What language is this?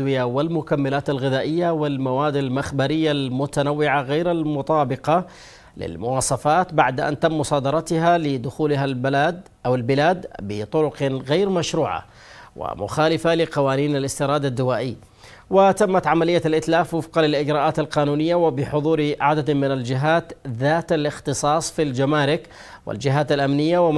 Arabic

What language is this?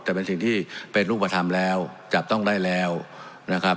Thai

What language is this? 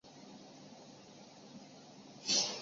Chinese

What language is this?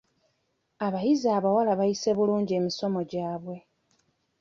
Ganda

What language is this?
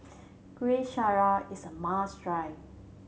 English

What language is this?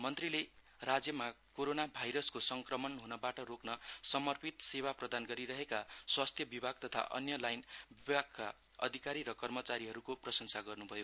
Nepali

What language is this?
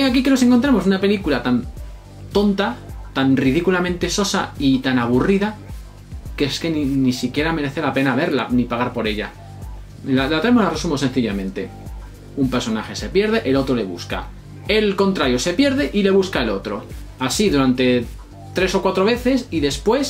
Spanish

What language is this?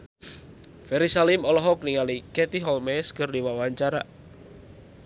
Sundanese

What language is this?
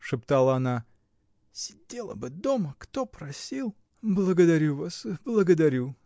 Russian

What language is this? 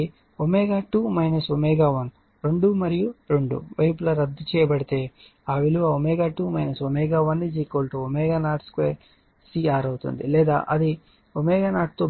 Telugu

